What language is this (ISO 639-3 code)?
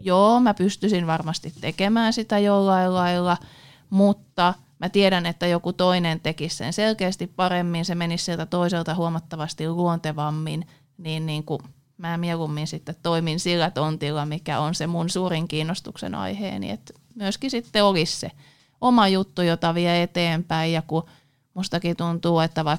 fin